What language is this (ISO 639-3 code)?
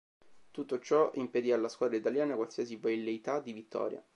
ita